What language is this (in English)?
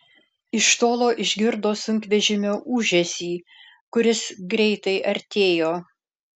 Lithuanian